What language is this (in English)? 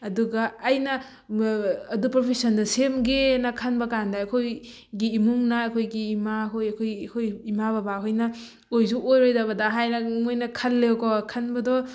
Manipuri